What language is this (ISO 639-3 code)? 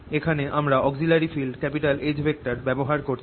ben